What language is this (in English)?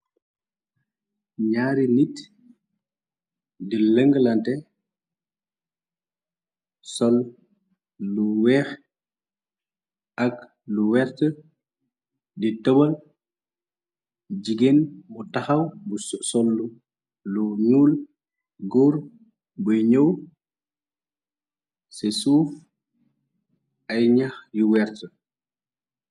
Wolof